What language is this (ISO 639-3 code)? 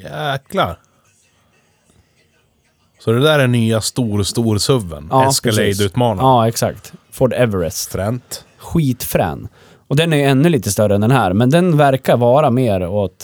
swe